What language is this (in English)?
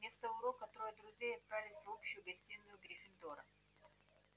Russian